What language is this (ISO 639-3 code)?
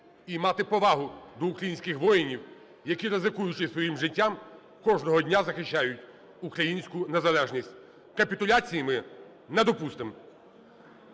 ukr